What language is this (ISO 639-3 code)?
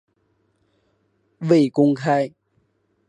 zho